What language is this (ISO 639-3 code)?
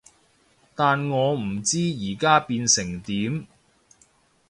yue